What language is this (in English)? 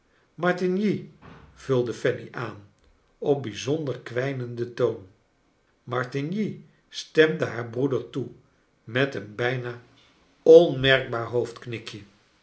Dutch